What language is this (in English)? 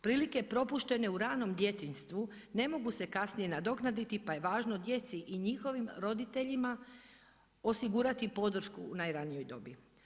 Croatian